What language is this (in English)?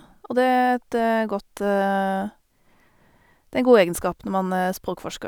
Norwegian